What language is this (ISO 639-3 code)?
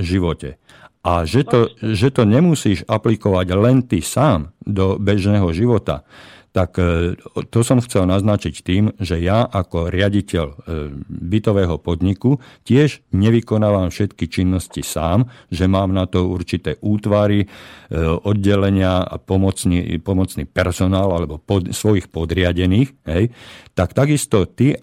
slk